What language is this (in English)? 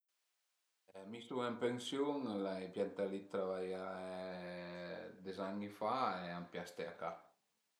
Piedmontese